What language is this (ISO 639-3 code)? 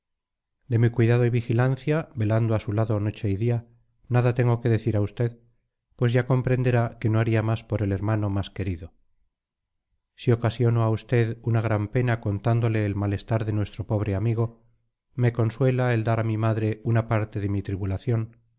spa